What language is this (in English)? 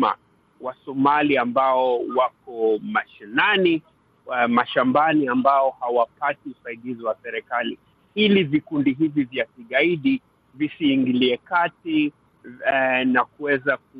Swahili